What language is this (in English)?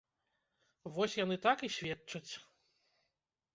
Belarusian